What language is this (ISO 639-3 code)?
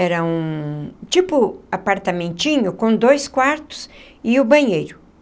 por